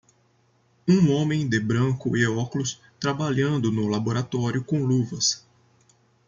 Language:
Portuguese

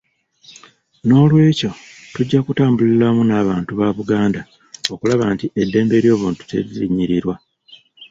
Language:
Ganda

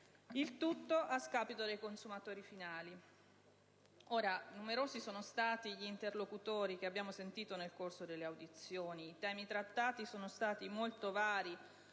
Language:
Italian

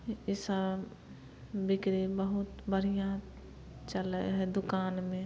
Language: Maithili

